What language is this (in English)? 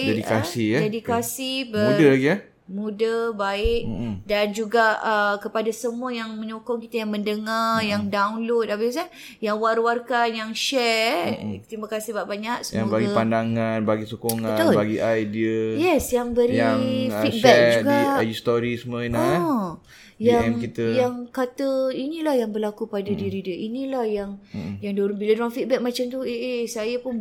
Malay